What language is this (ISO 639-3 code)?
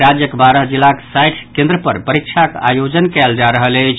mai